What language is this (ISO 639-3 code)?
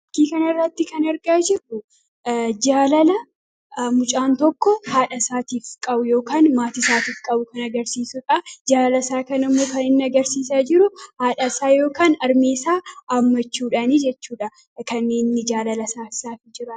orm